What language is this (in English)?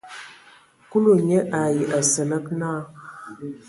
Ewondo